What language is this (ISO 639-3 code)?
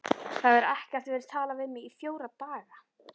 isl